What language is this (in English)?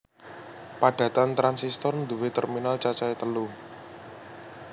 Javanese